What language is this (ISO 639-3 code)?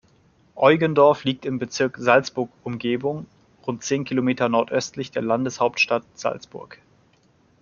deu